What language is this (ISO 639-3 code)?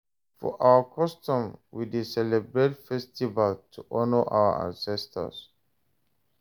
pcm